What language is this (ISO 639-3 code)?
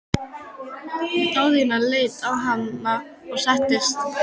isl